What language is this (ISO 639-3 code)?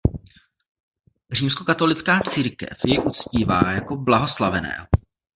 ces